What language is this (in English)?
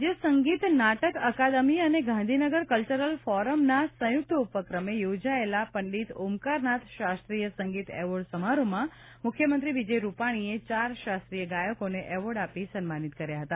Gujarati